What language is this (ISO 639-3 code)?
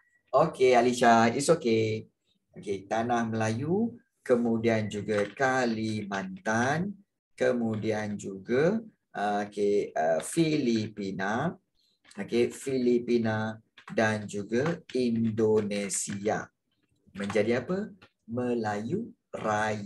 msa